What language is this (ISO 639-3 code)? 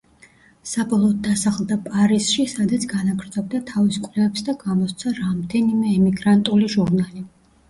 kat